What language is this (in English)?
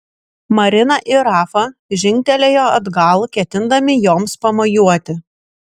Lithuanian